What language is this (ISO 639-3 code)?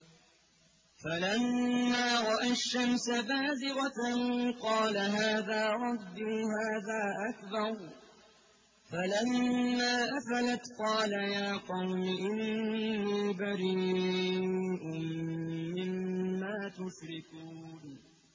ara